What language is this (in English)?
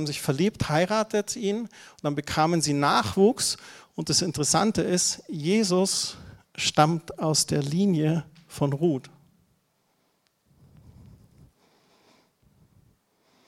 German